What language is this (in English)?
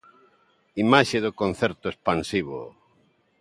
Galician